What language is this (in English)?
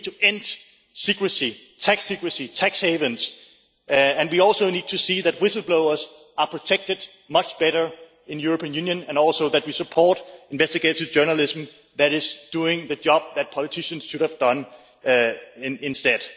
English